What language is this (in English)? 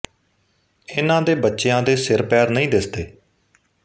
Punjabi